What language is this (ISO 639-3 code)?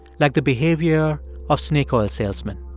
eng